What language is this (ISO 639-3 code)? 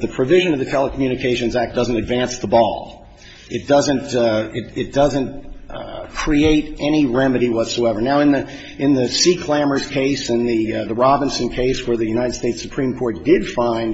eng